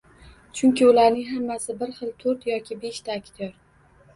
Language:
Uzbek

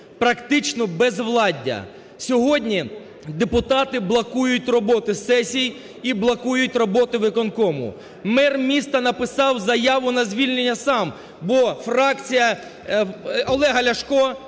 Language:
Ukrainian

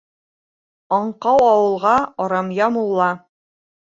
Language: Bashkir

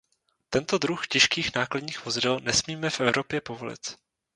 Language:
Czech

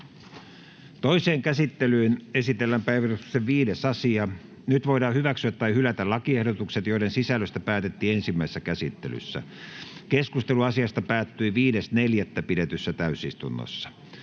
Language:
Finnish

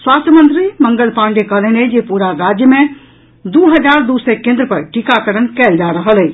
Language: Maithili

